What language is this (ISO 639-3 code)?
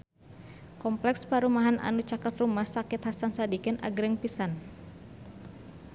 sun